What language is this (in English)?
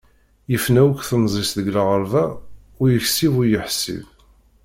Kabyle